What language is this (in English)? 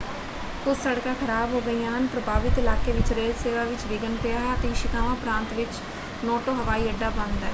Punjabi